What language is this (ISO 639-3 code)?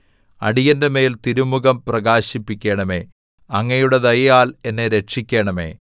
mal